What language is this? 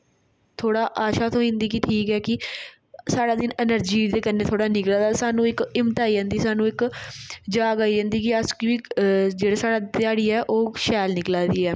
Dogri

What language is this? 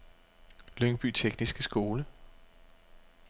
Danish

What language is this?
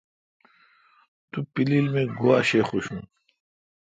Kalkoti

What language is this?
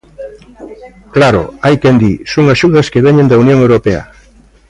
Galician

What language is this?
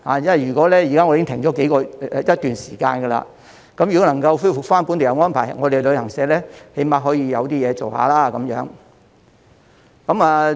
Cantonese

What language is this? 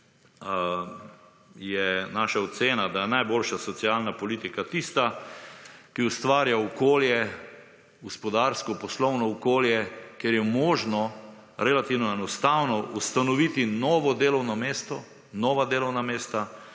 Slovenian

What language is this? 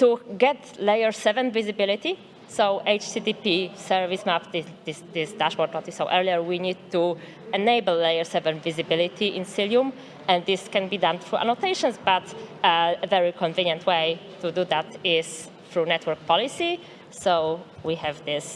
English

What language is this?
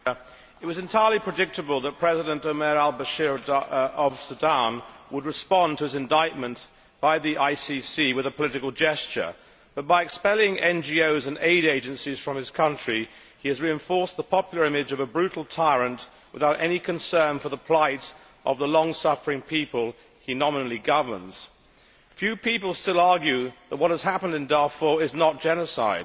English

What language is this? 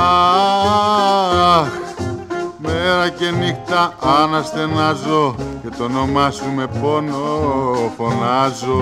Greek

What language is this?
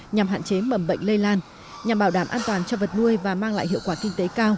Vietnamese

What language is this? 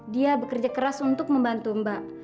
Indonesian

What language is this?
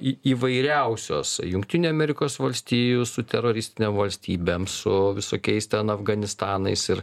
Lithuanian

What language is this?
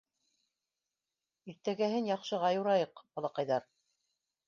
Bashkir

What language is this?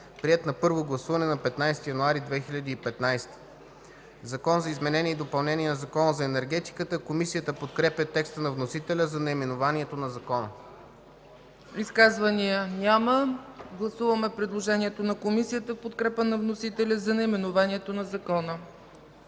Bulgarian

